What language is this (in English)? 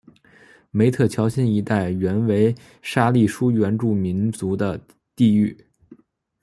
Chinese